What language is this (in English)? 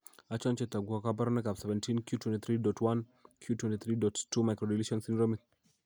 Kalenjin